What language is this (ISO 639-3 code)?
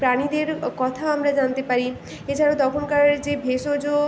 ben